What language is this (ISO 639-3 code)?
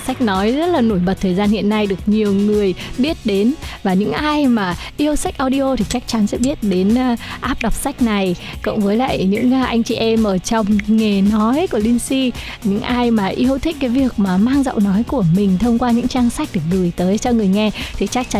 vie